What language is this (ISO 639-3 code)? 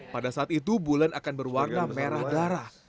ind